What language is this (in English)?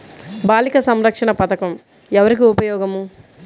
Telugu